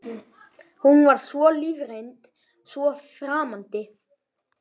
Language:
Icelandic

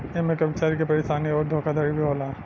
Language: Bhojpuri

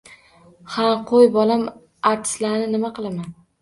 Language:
Uzbek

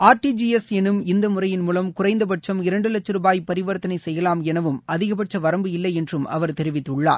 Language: Tamil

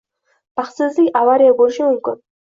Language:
Uzbek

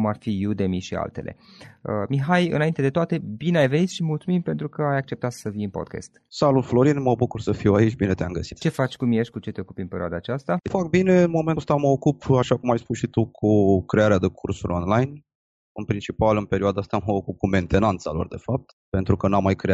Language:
Romanian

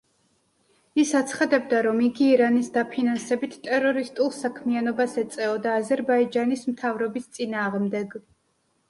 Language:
Georgian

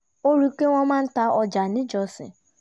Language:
Yoruba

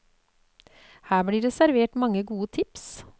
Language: Norwegian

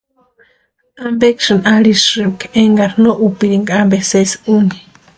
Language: Western Highland Purepecha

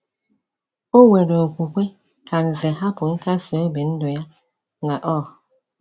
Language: Igbo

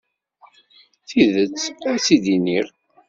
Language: Kabyle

